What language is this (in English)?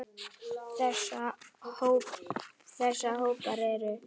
Icelandic